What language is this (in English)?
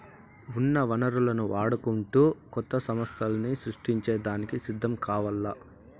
Telugu